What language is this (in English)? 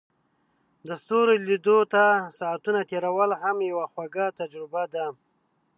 Pashto